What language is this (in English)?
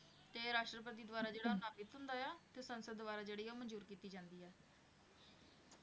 Punjabi